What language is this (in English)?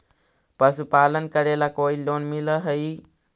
Magahi